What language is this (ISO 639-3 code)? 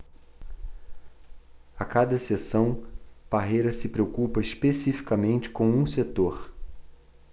por